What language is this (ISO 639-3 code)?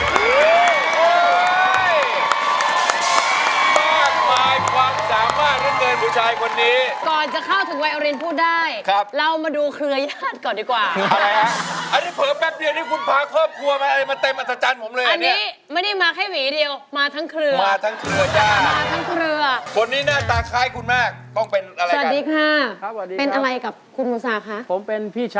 tha